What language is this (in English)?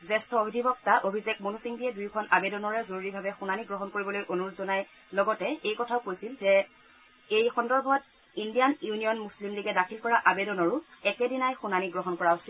Assamese